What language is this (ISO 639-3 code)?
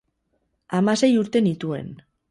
eus